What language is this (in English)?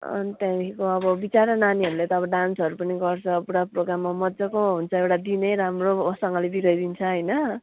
Nepali